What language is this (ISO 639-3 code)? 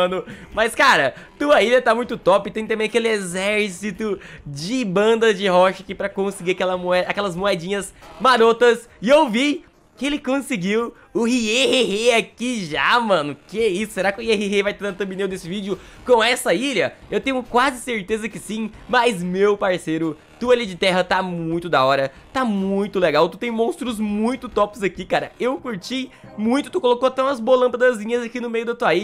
por